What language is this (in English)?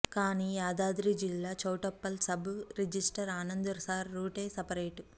Telugu